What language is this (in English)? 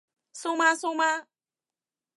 Cantonese